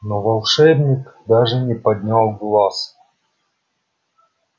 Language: Russian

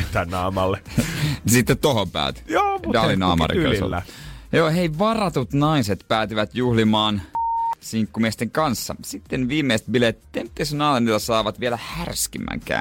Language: Finnish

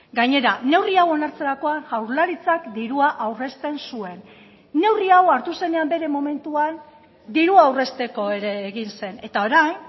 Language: Basque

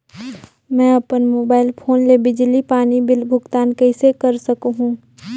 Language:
Chhattisgarhi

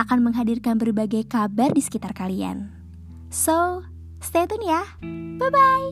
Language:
Indonesian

